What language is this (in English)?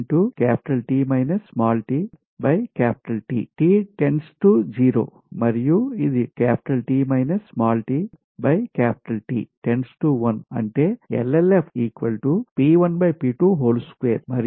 Telugu